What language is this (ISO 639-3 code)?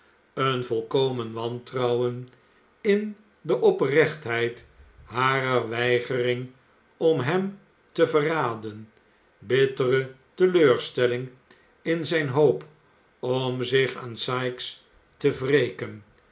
nld